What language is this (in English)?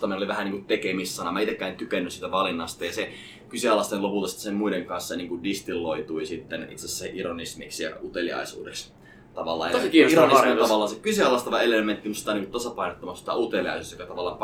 Finnish